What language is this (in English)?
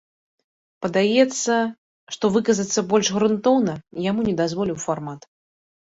Belarusian